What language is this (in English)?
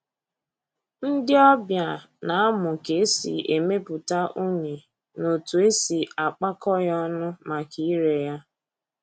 Igbo